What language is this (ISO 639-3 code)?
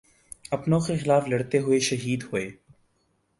urd